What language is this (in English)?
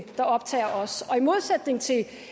Danish